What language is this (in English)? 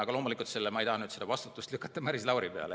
Estonian